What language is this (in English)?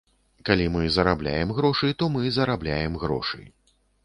Belarusian